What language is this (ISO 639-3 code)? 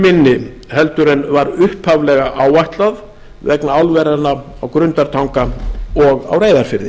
isl